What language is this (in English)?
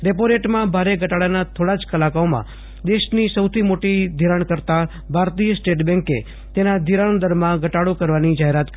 Gujarati